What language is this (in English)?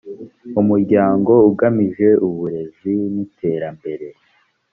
Kinyarwanda